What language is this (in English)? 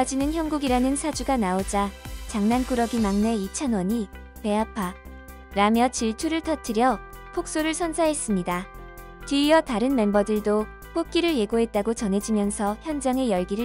Korean